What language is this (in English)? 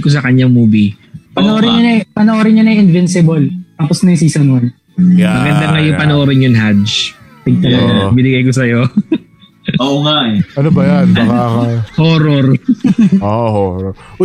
Filipino